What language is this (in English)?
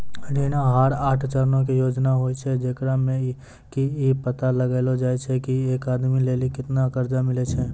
Maithili